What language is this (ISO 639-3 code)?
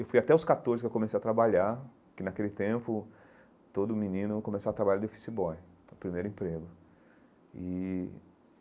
por